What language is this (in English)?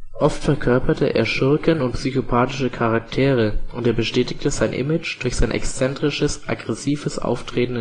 German